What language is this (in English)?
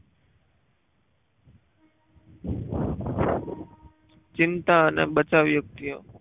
Gujarati